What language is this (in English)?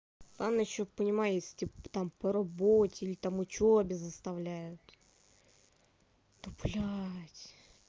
Russian